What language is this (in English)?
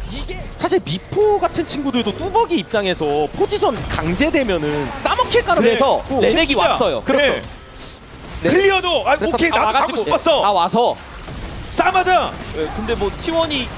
Korean